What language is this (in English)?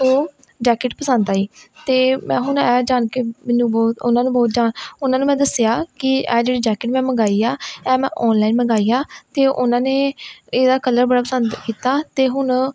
Punjabi